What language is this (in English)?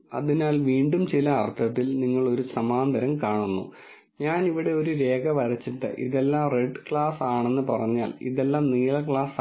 Malayalam